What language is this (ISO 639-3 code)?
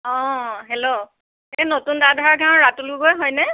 asm